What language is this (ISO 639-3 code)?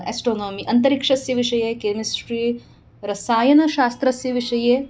san